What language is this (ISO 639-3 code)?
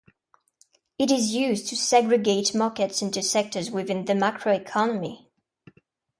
eng